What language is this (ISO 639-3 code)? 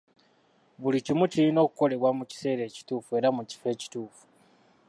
lug